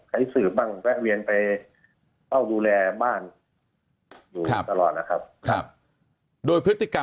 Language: Thai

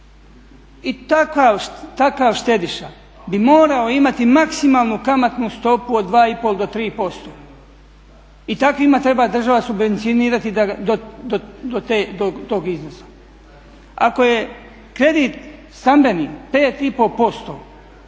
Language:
Croatian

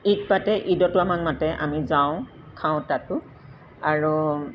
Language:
Assamese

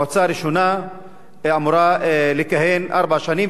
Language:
Hebrew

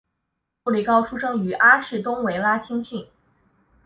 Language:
Chinese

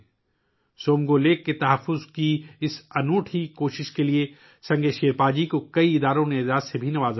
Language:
Urdu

